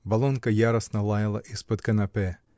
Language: Russian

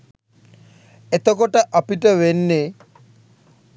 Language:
Sinhala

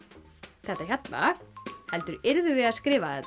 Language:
Icelandic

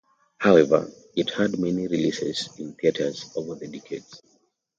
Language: English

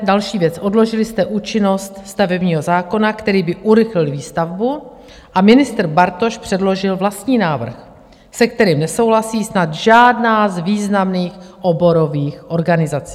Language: Czech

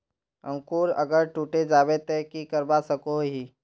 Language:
Magahi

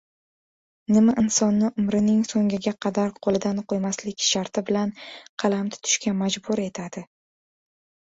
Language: Uzbek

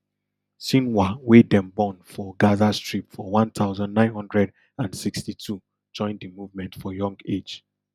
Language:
Nigerian Pidgin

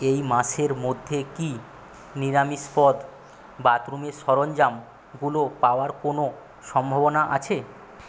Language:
Bangla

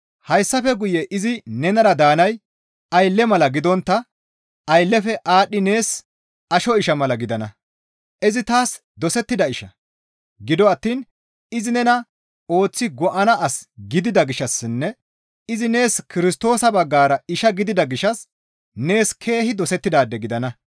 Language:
Gamo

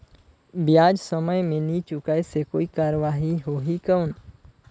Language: Chhattisgarhi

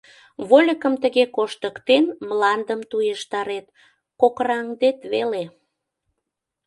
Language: Mari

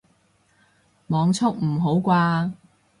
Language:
Cantonese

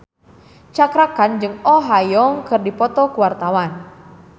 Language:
Sundanese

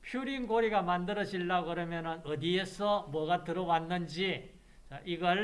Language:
Korean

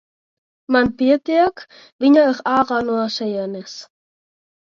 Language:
Latvian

